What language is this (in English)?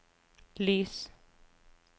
Norwegian